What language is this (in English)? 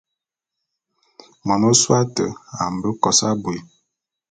Bulu